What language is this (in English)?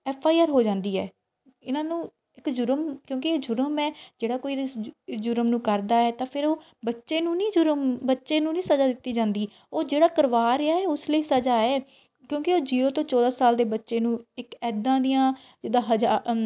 Punjabi